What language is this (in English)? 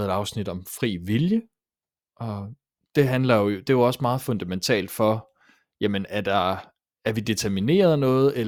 Danish